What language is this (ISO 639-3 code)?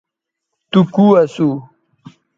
btv